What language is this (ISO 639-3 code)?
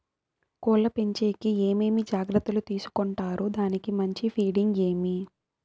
tel